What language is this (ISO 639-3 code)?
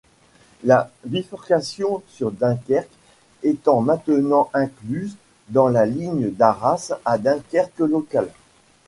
fra